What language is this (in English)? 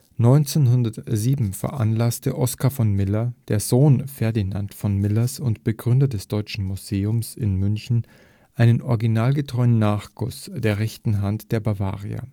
German